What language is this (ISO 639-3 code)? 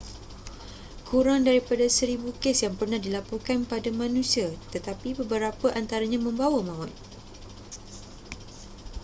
msa